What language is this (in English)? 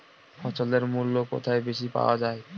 Bangla